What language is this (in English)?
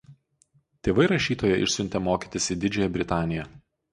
Lithuanian